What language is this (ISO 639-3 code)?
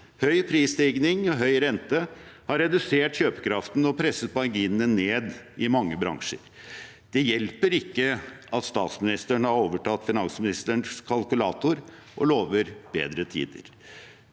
nor